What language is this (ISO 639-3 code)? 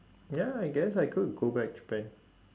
eng